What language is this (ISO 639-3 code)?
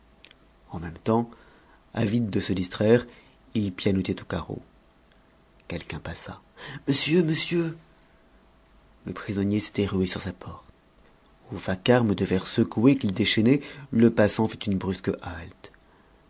fra